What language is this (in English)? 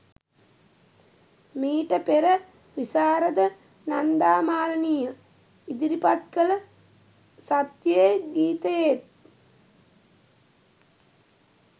Sinhala